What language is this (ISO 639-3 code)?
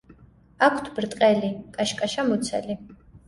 kat